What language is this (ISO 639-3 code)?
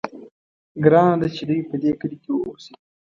pus